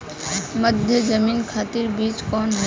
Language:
Bhojpuri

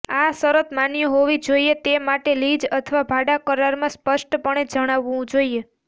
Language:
Gujarati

